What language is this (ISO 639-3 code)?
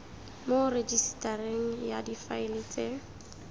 tsn